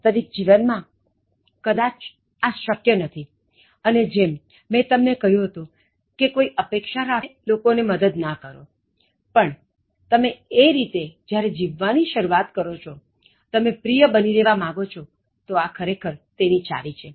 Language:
Gujarati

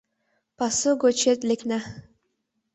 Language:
Mari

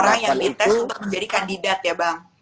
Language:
Indonesian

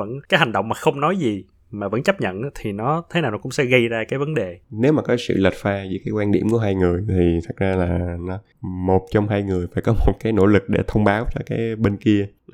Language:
Vietnamese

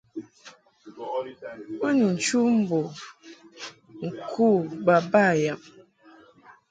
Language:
Mungaka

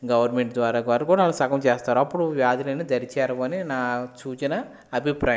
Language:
Telugu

